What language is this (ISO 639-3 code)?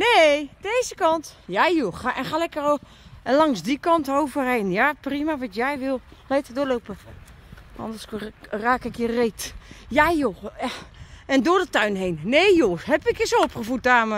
nld